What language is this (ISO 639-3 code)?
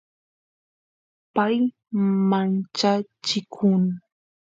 qus